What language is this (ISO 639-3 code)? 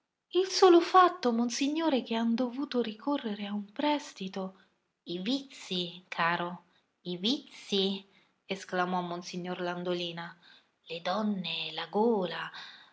ita